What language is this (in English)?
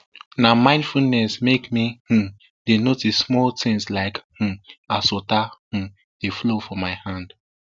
Nigerian Pidgin